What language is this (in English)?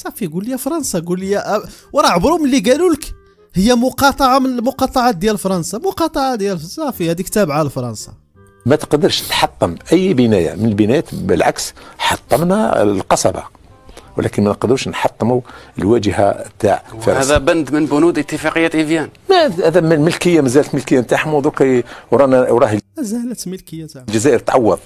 Arabic